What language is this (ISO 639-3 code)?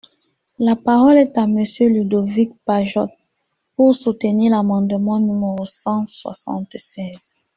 fra